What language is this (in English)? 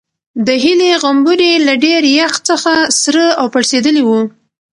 Pashto